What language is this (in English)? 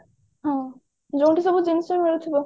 Odia